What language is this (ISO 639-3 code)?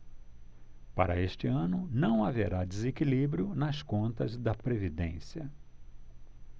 por